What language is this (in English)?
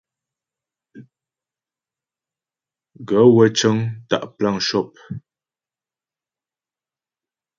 Ghomala